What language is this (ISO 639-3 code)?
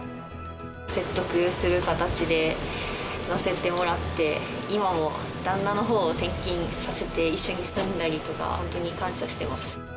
jpn